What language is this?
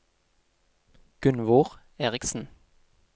Norwegian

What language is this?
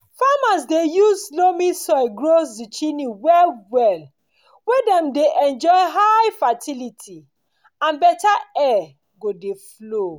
Nigerian Pidgin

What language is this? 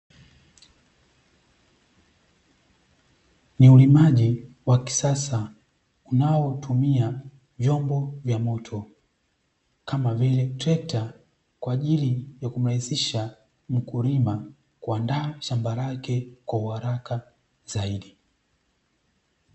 Swahili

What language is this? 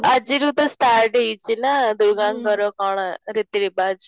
Odia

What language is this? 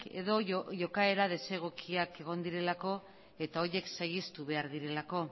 Basque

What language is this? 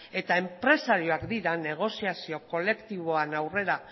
Basque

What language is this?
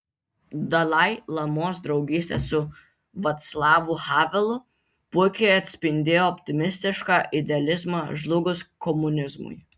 Lithuanian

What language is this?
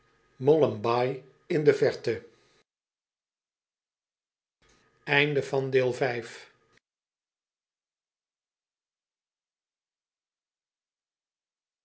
Dutch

